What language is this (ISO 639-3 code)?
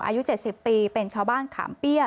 tha